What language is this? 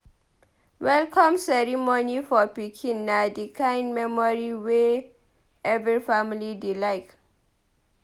Nigerian Pidgin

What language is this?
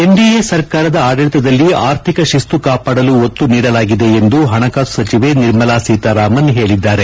Kannada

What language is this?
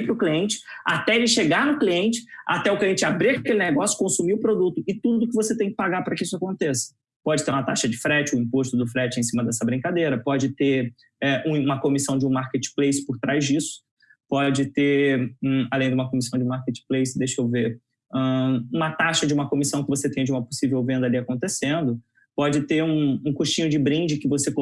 Portuguese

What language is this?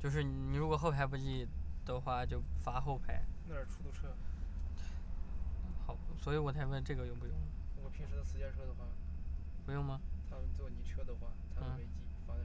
Chinese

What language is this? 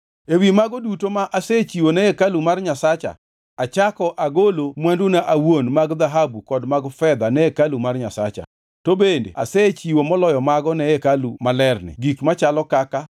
Luo (Kenya and Tanzania)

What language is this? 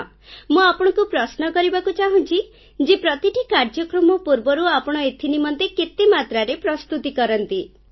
Odia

